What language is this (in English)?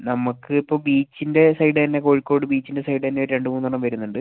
Malayalam